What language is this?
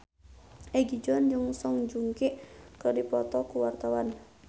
Sundanese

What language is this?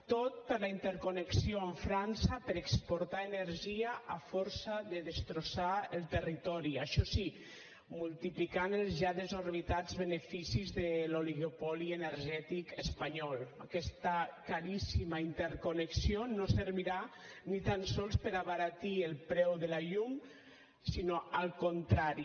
Catalan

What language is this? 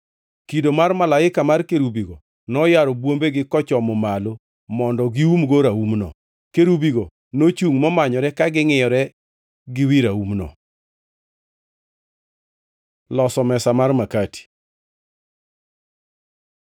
Luo (Kenya and Tanzania)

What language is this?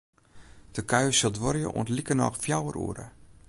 Western Frisian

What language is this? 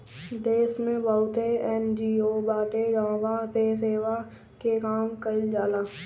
Bhojpuri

